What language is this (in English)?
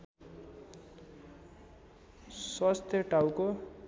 Nepali